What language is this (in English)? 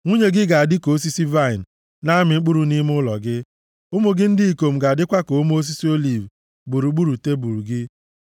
Igbo